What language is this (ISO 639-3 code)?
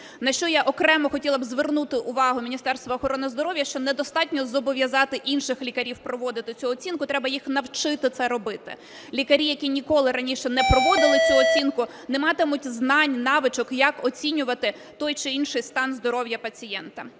ukr